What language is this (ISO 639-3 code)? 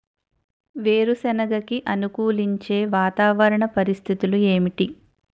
tel